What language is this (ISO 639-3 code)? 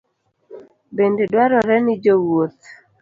luo